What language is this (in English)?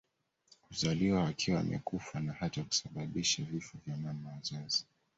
Swahili